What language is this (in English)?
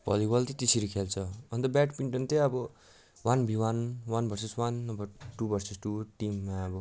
Nepali